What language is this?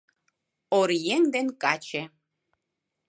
Mari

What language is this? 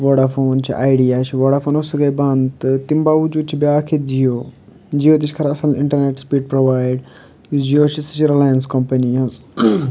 Kashmiri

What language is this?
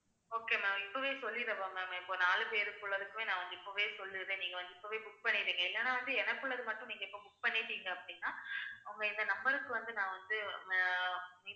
Tamil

